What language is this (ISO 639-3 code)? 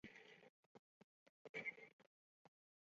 zho